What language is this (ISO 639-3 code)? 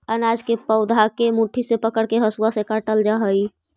mag